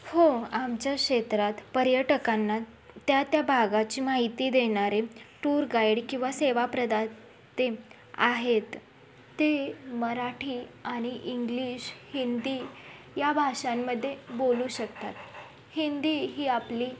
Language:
Marathi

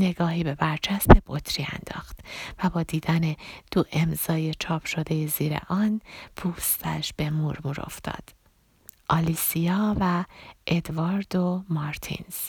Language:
Persian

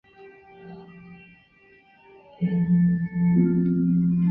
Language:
Chinese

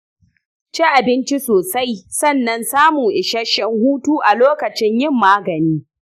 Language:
Hausa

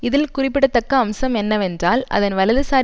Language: Tamil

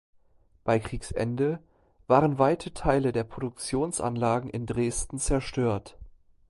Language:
German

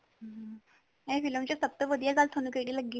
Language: Punjabi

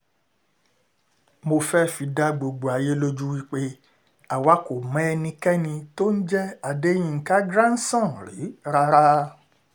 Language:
Yoruba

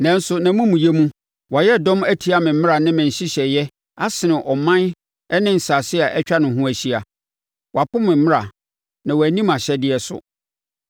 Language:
Akan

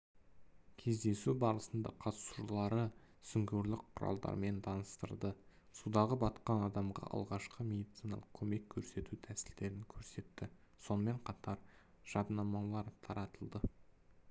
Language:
Kazakh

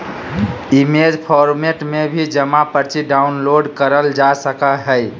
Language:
Magahi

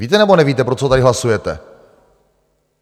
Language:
Czech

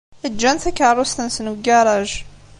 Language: Kabyle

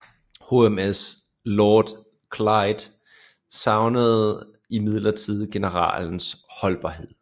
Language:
Danish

